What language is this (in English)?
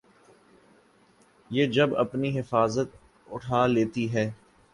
Urdu